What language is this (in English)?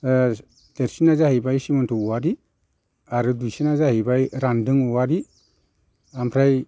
Bodo